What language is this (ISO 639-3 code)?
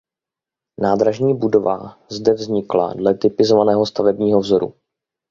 ces